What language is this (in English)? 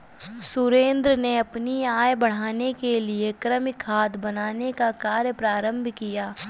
Hindi